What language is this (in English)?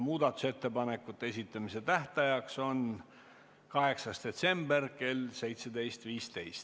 Estonian